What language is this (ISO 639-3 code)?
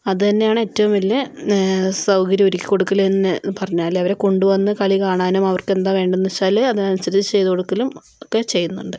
mal